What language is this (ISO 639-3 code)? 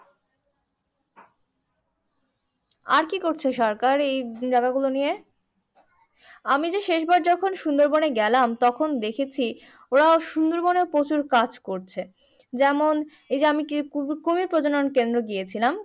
ben